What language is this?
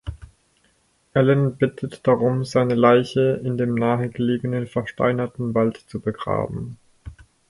German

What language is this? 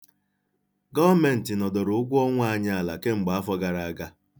Igbo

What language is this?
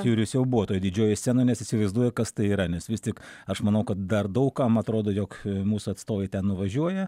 Lithuanian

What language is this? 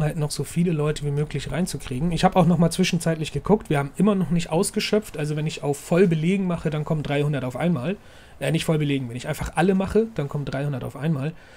German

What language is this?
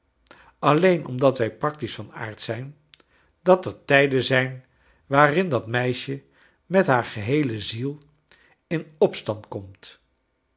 Dutch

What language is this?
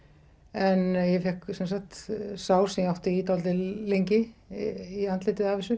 Icelandic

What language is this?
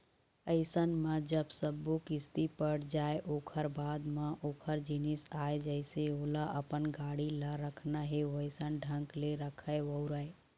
Chhattisgarhi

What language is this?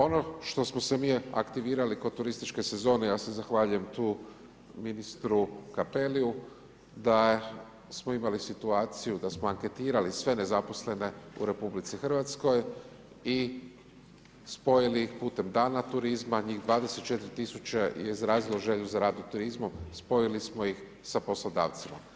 Croatian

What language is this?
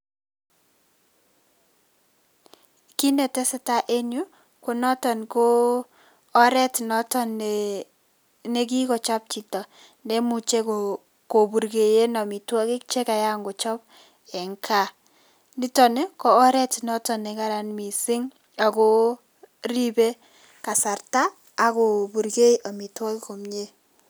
Kalenjin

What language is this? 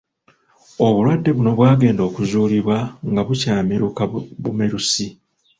Ganda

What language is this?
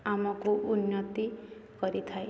Odia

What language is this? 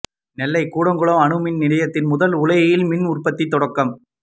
Tamil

